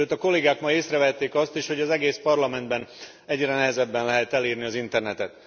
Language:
Hungarian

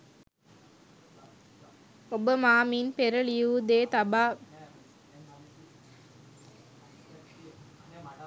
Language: Sinhala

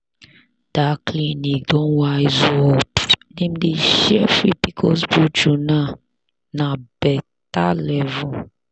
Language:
Nigerian Pidgin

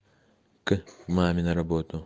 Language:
Russian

